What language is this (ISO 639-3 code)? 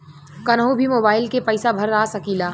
bho